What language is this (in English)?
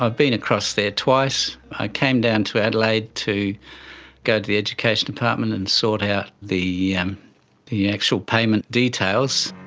English